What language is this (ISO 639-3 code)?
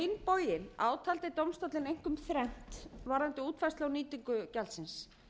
isl